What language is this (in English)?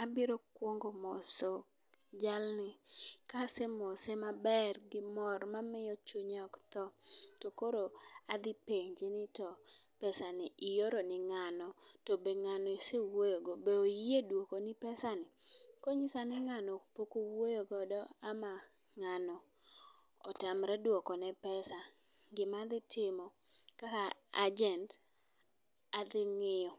Luo (Kenya and Tanzania)